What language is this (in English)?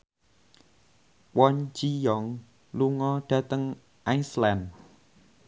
Javanese